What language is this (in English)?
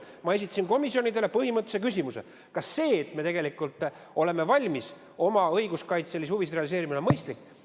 Estonian